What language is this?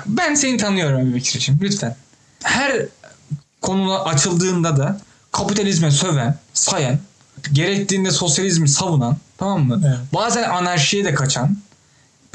Turkish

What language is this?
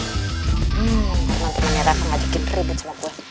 Indonesian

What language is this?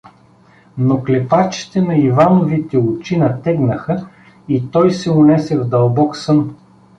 Bulgarian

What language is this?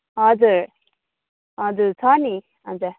Nepali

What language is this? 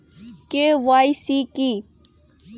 Bangla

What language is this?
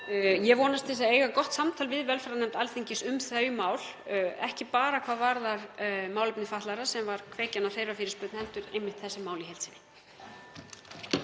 Icelandic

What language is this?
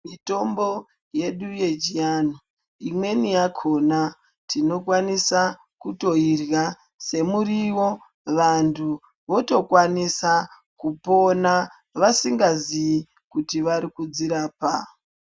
Ndau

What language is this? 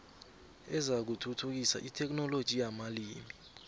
South Ndebele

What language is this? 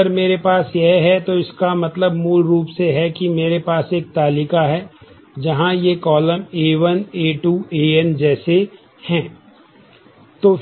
Hindi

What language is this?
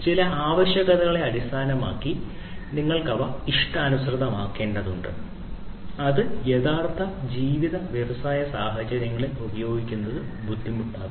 Malayalam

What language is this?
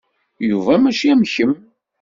Kabyle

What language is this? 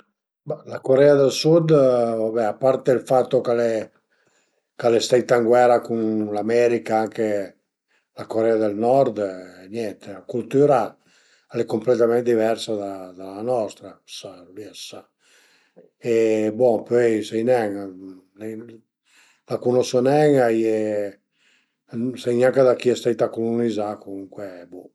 Piedmontese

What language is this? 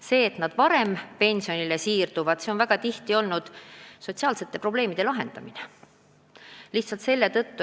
Estonian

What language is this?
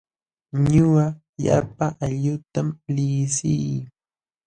Jauja Wanca Quechua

